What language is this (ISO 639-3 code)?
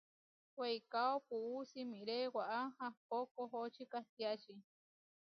var